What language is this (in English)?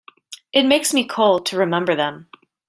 English